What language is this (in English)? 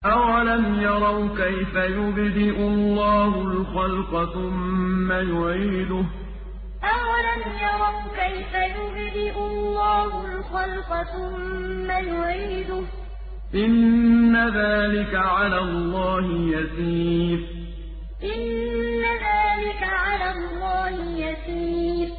Arabic